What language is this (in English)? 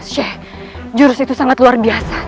Indonesian